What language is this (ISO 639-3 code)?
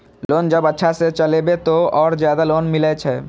mai